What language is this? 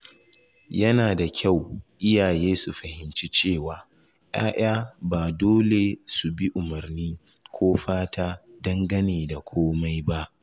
Hausa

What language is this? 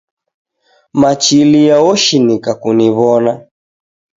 Taita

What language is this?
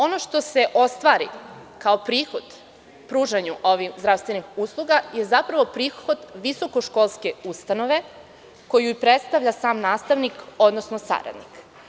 Serbian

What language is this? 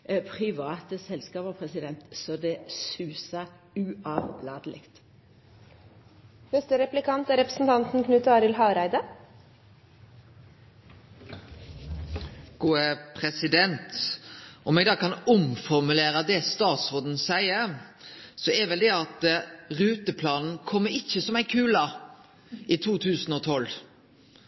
Norwegian Nynorsk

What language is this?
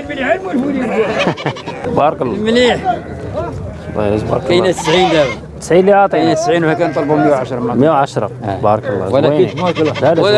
Arabic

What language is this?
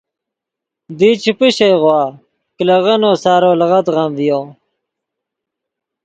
Yidgha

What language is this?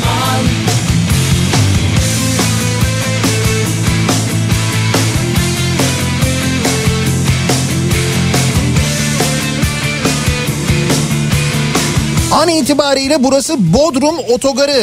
Turkish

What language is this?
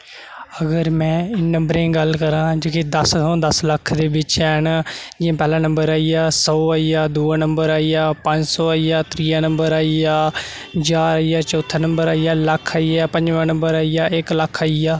Dogri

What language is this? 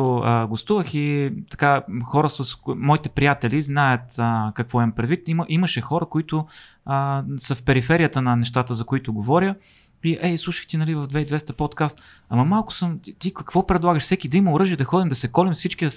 Bulgarian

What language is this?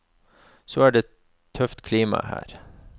Norwegian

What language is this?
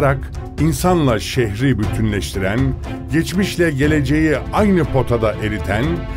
Turkish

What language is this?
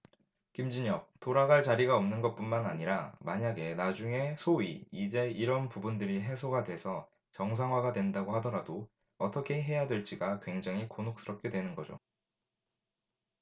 Korean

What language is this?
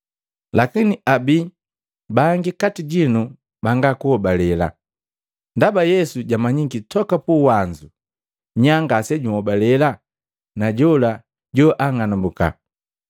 Matengo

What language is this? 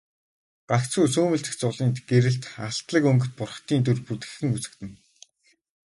Mongolian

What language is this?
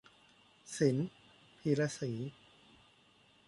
Thai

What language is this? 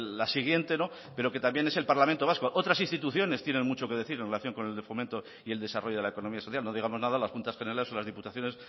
Spanish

